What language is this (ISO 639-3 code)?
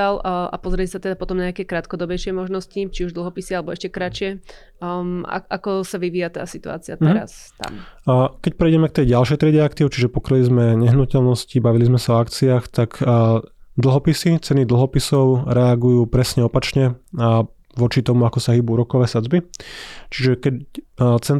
slk